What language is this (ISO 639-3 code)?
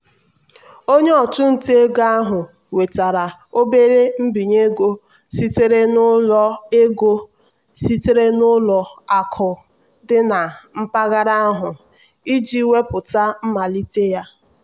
ibo